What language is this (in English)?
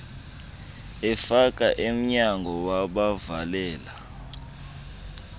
Xhosa